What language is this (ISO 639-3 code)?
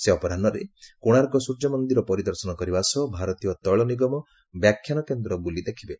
ori